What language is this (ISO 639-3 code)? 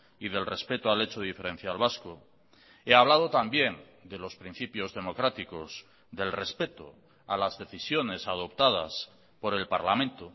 spa